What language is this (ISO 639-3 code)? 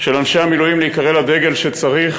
heb